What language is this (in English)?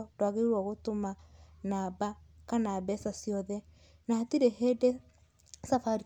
Kikuyu